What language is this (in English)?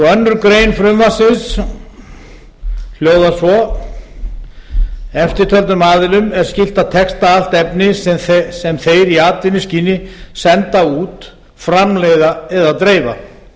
Icelandic